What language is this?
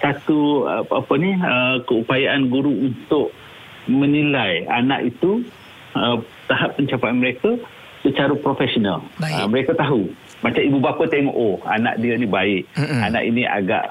Malay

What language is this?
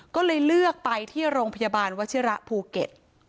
Thai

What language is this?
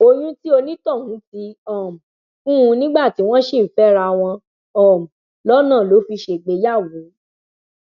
Yoruba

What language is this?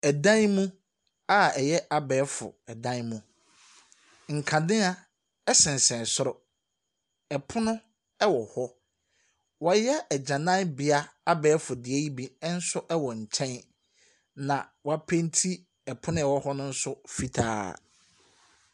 Akan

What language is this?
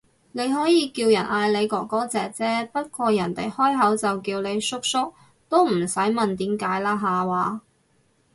Cantonese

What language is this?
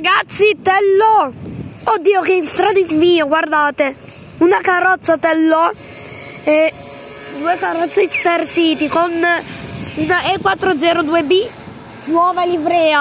Italian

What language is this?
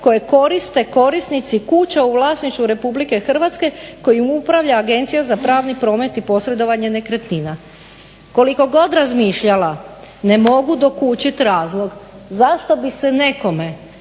Croatian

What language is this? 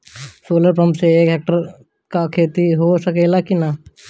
Bhojpuri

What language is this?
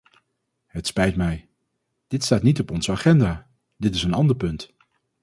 Dutch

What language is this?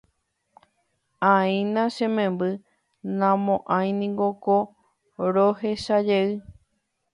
Guarani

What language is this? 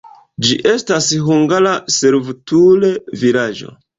Esperanto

